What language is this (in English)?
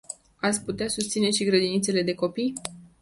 Romanian